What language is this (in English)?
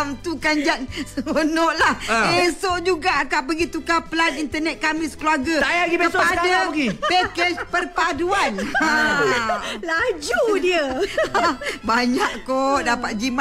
Malay